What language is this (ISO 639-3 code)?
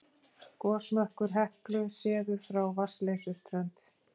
isl